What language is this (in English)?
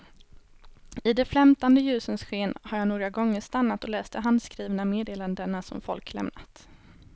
Swedish